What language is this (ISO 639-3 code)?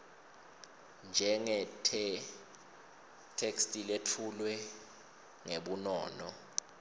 ssw